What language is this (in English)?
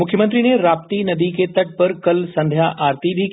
Hindi